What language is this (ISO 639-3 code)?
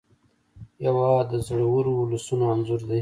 pus